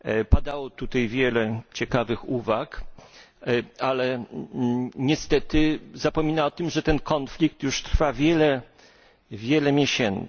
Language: Polish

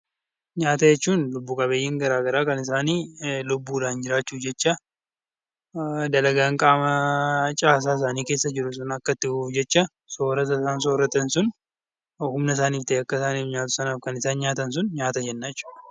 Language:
Oromo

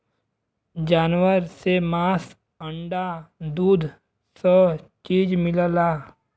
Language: Bhojpuri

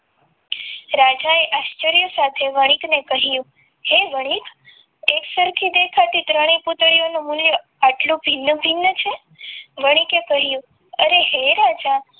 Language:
Gujarati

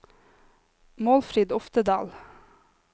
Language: Norwegian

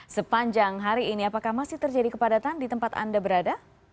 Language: Indonesian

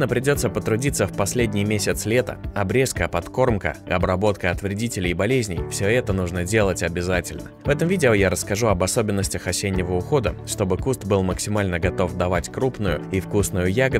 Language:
Russian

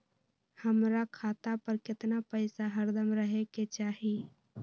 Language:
Magahi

